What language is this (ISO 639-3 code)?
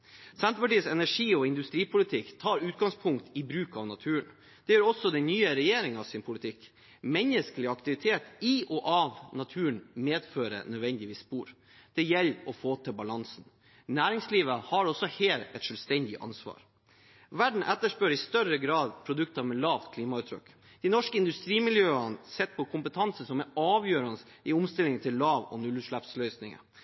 nob